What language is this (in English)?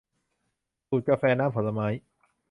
Thai